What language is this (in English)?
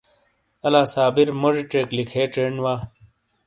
Shina